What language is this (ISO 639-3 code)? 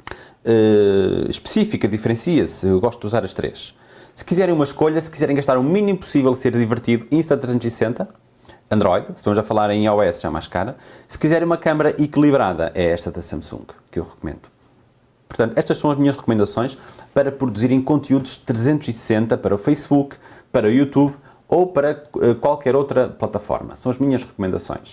por